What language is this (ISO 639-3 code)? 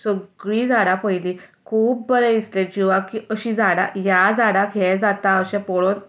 kok